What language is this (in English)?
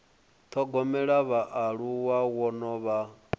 Venda